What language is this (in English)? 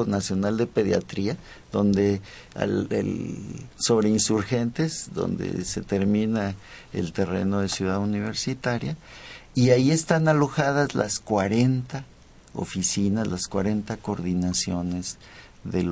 Spanish